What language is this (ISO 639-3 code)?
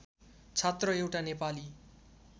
nep